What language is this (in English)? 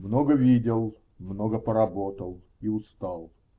Russian